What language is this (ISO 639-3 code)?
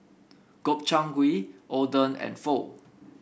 eng